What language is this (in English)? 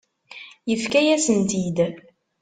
Kabyle